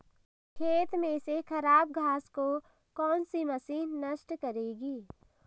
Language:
Hindi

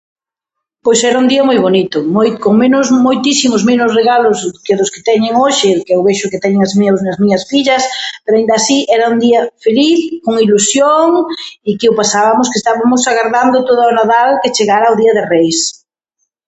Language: Galician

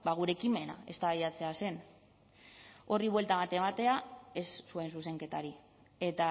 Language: Basque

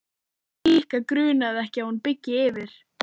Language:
Icelandic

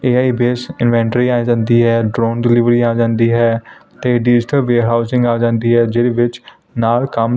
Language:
Punjabi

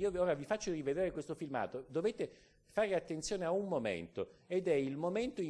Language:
Italian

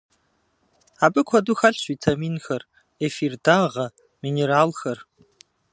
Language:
Kabardian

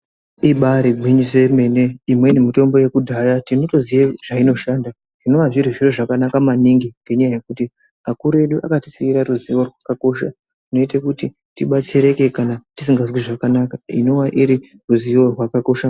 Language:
Ndau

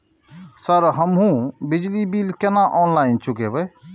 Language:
Maithili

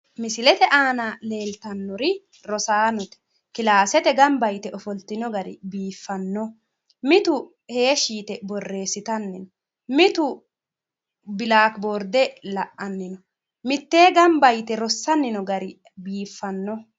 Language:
Sidamo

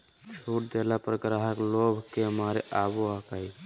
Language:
Magahi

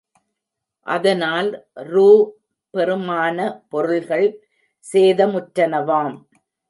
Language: Tamil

